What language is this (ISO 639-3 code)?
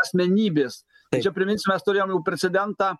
lit